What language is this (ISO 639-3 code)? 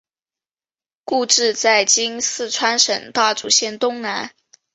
zho